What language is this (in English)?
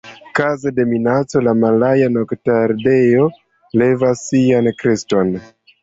Esperanto